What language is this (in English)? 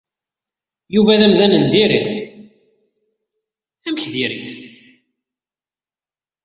Kabyle